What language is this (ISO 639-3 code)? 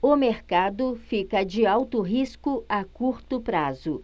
por